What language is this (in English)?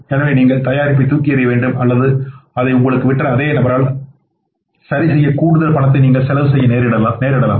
Tamil